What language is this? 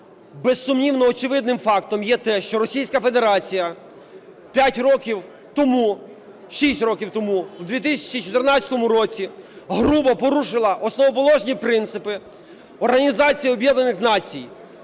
Ukrainian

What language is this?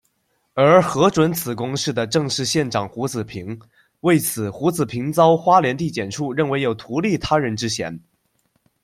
Chinese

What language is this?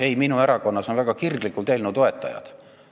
Estonian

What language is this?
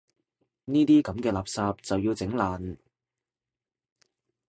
Cantonese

